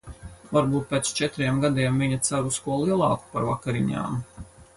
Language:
Latvian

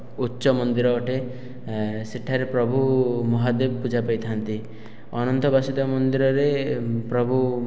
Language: Odia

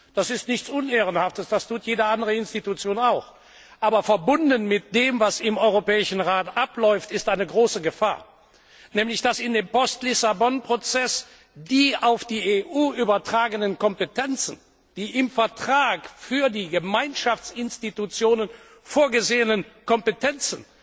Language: German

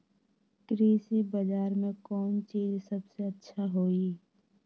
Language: Magahi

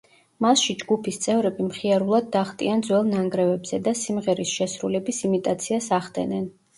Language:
Georgian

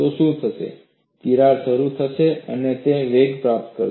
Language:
Gujarati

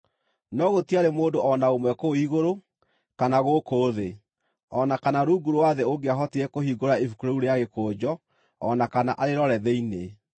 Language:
Kikuyu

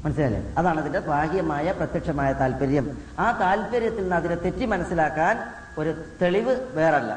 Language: Malayalam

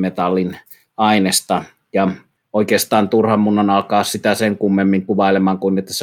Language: Finnish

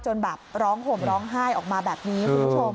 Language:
Thai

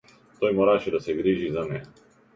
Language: Macedonian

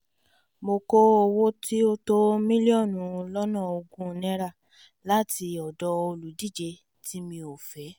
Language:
Yoruba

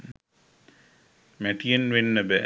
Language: Sinhala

